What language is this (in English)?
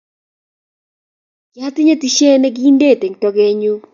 Kalenjin